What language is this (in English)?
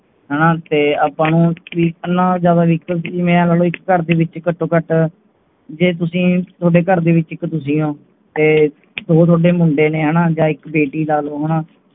Punjabi